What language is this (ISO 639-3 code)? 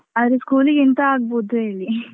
kan